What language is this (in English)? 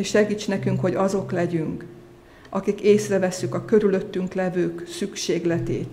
Hungarian